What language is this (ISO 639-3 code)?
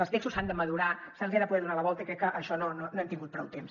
cat